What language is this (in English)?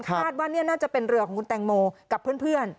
Thai